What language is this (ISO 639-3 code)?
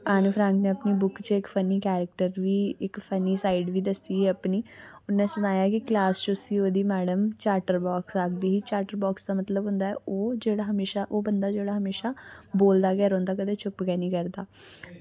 doi